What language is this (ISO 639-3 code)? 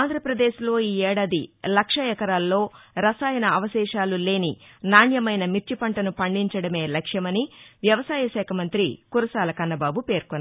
tel